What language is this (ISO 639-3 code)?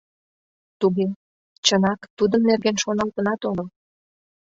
chm